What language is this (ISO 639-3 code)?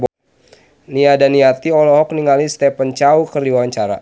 sun